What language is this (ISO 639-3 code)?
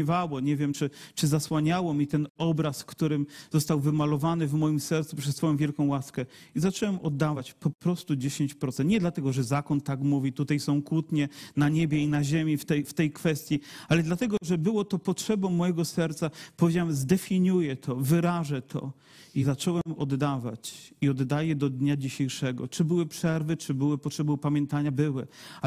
pol